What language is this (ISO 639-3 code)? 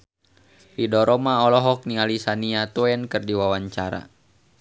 sun